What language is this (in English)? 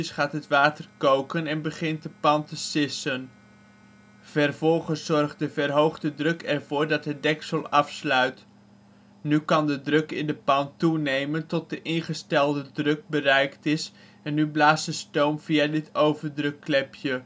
Dutch